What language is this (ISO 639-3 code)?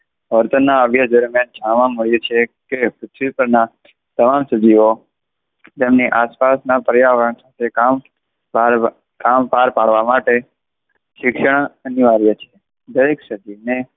guj